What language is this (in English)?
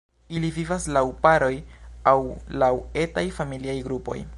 Esperanto